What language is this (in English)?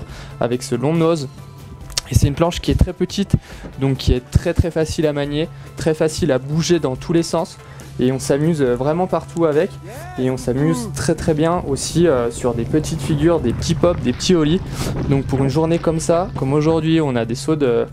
French